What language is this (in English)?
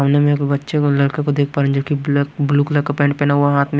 Hindi